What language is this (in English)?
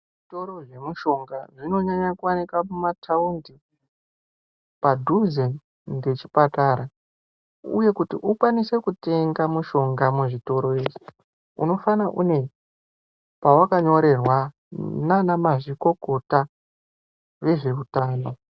Ndau